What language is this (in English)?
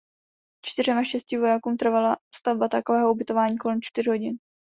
Czech